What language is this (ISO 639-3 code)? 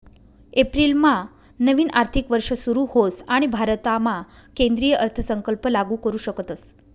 mar